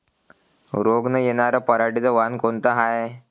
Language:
Marathi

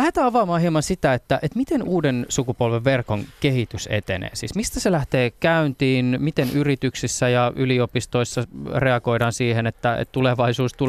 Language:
Finnish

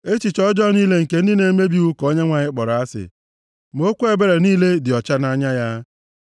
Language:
Igbo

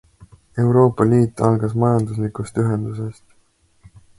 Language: Estonian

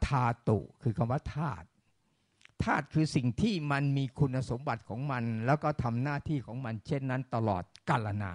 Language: Thai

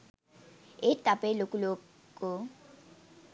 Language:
Sinhala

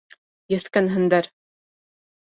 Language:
Bashkir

